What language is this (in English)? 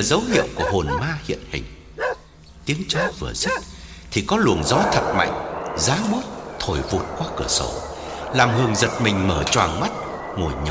Vietnamese